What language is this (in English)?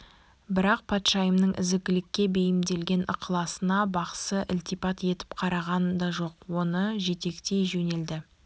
Kazakh